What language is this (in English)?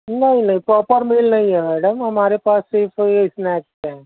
Urdu